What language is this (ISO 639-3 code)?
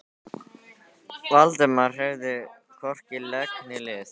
isl